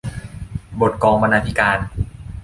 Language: Thai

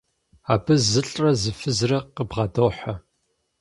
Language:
Kabardian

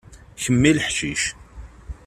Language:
Kabyle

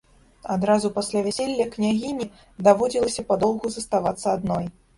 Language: Belarusian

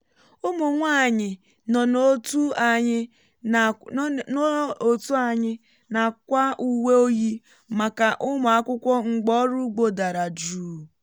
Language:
Igbo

